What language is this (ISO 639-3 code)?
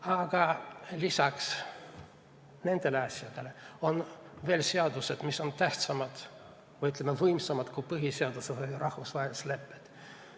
est